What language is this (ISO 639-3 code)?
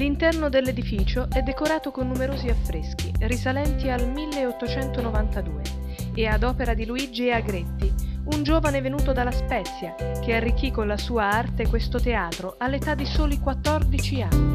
ita